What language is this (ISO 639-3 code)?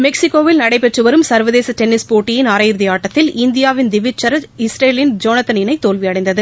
tam